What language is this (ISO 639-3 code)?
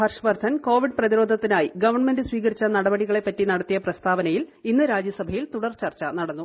mal